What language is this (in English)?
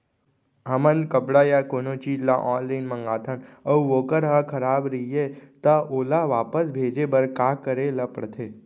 Chhattisgarhi